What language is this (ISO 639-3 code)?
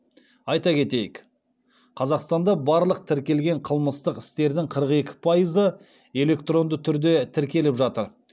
kaz